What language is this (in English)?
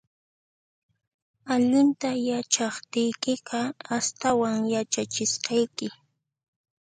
Puno Quechua